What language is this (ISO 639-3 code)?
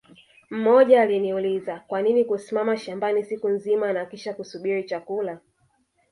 swa